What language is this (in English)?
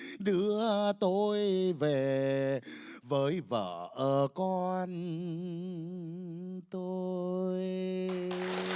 Vietnamese